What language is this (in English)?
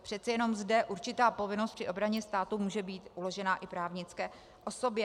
Czech